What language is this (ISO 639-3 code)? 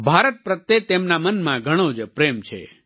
guj